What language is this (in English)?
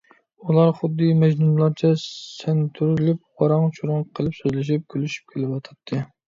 Uyghur